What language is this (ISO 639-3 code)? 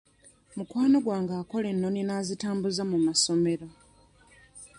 lug